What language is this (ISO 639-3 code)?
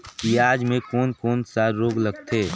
hne